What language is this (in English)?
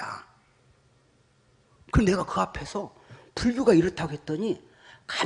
Korean